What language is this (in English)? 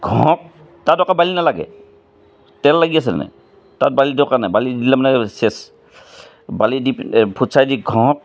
Assamese